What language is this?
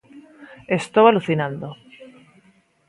Galician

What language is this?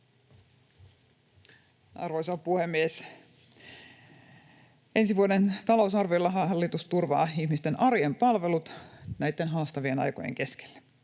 Finnish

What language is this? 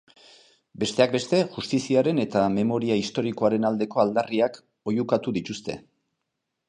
Basque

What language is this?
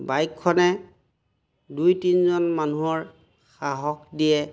Assamese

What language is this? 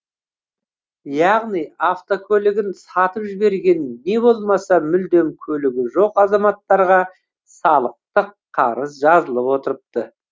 Kazakh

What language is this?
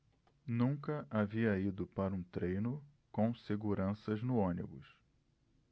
Portuguese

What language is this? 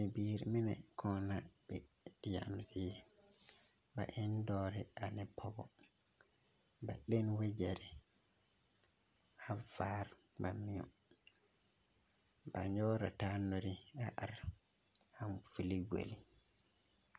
Southern Dagaare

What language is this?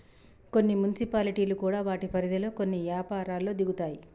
Telugu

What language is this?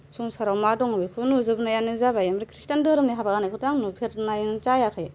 Bodo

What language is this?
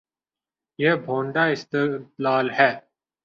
Urdu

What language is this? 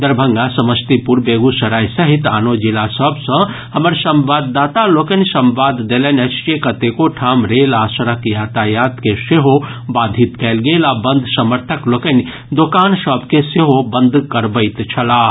Maithili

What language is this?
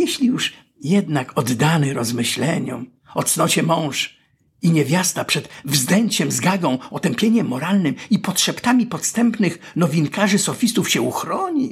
Polish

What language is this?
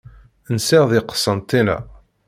Kabyle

